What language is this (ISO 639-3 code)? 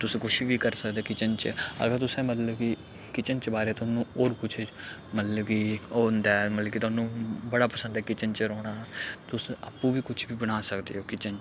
doi